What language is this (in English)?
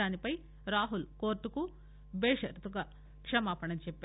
Telugu